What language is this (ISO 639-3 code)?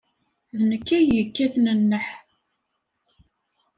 kab